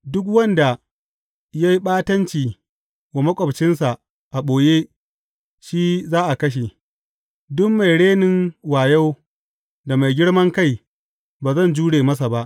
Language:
Hausa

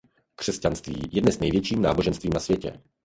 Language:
Czech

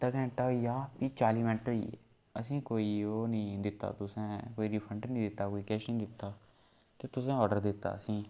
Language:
Dogri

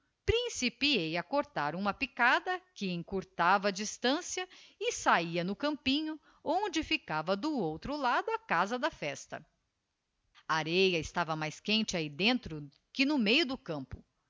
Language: Portuguese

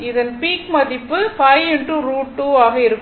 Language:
Tamil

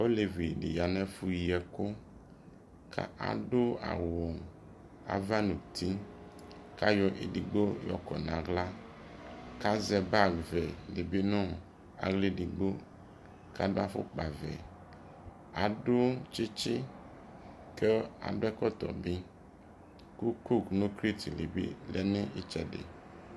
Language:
Ikposo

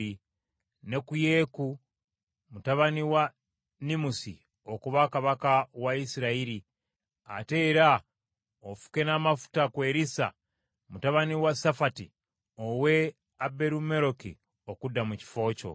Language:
Ganda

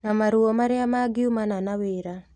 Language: Kikuyu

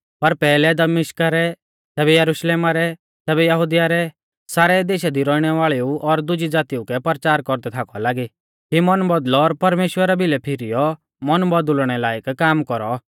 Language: Mahasu Pahari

